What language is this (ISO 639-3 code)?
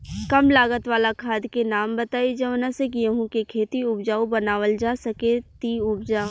bho